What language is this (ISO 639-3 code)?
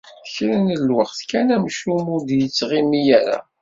kab